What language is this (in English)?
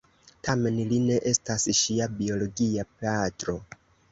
Esperanto